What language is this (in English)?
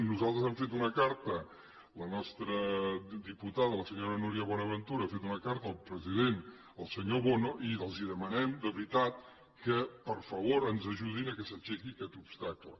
Catalan